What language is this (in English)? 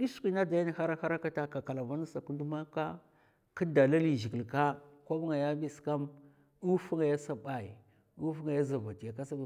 Mafa